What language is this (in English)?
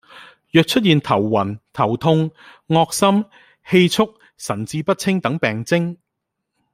Cantonese